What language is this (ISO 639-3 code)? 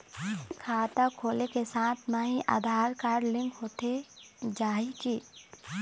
hne